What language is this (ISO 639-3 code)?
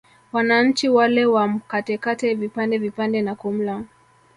swa